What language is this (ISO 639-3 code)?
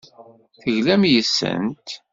kab